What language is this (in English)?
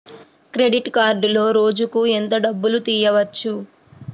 Telugu